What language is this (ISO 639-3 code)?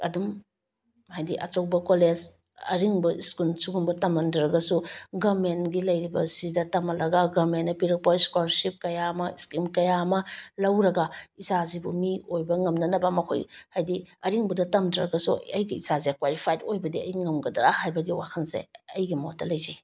mni